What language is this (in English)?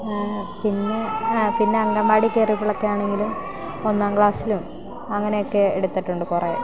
Malayalam